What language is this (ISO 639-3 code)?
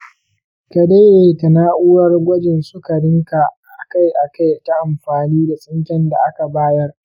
hau